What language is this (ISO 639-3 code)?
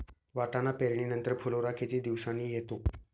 mar